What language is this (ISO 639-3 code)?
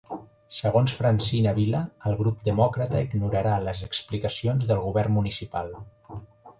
cat